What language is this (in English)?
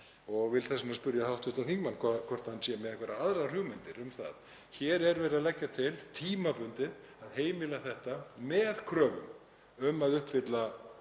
Icelandic